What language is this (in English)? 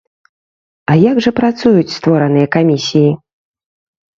Belarusian